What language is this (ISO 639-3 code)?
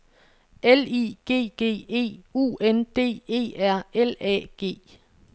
dan